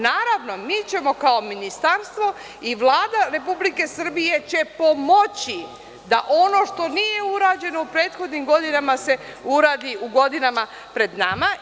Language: Serbian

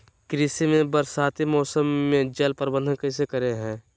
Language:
Magahi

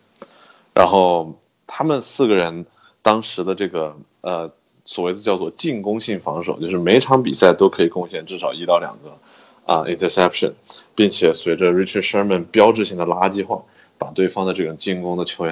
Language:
Chinese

